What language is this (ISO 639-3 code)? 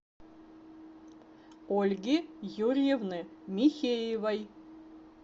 rus